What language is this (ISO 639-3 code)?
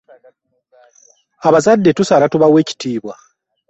lug